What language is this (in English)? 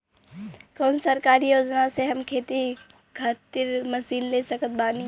Bhojpuri